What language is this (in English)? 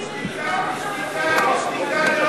Hebrew